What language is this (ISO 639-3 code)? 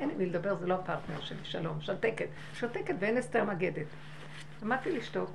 heb